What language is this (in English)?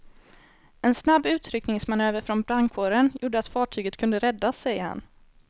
Swedish